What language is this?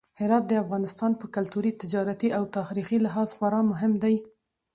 Pashto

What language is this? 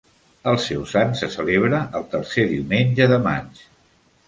Catalan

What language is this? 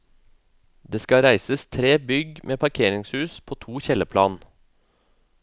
Norwegian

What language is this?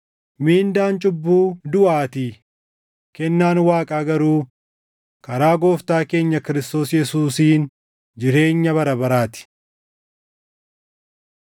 Oromo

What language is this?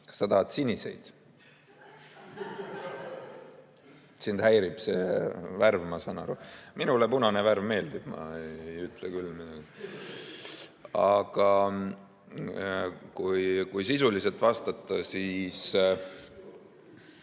Estonian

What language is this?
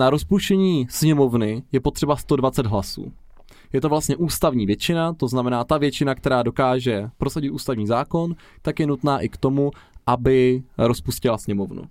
Czech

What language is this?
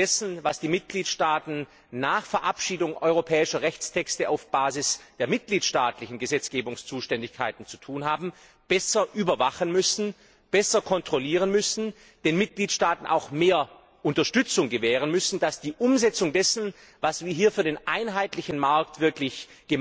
German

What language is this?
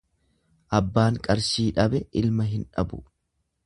Oromo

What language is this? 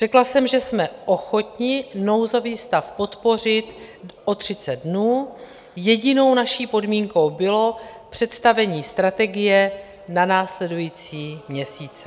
Czech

